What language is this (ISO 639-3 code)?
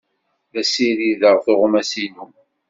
kab